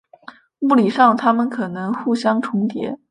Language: Chinese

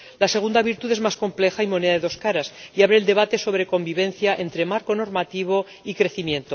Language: Spanish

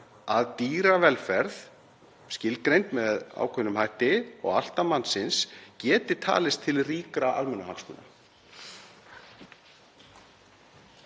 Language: Icelandic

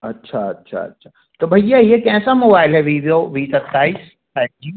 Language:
Hindi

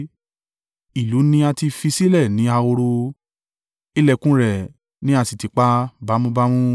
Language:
Yoruba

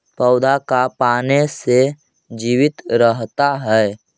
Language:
Magahi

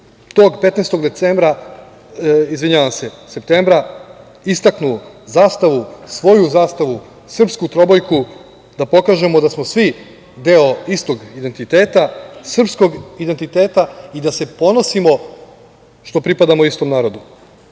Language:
Serbian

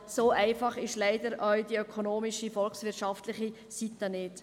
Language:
Swiss German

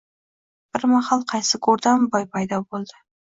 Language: Uzbek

